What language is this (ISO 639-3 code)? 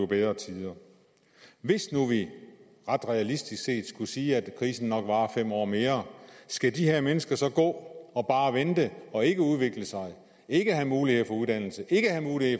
dan